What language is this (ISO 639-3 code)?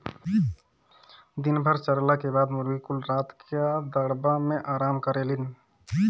bho